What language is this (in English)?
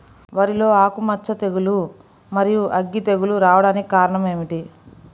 Telugu